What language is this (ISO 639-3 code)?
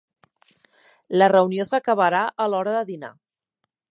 cat